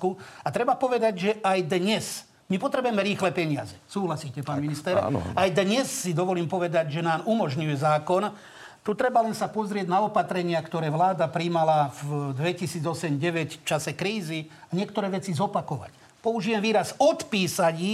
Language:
Slovak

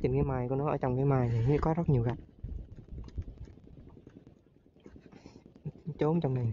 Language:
Vietnamese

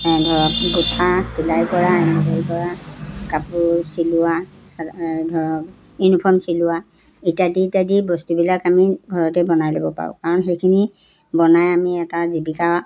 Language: Assamese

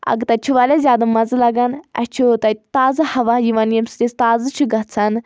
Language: Kashmiri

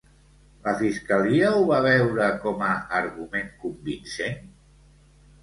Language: Catalan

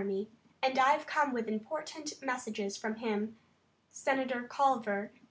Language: English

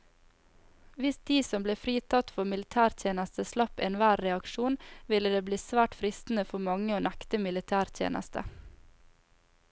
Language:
Norwegian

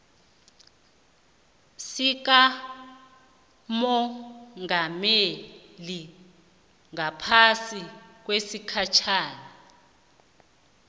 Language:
South Ndebele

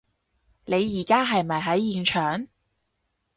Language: Cantonese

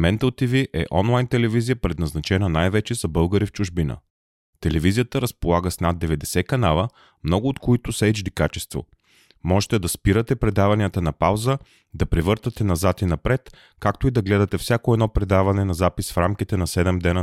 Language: Bulgarian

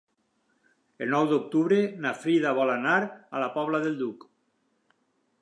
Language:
Catalan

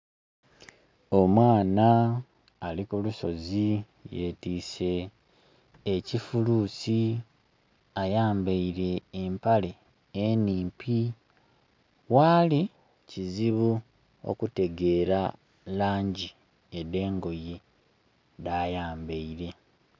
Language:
Soga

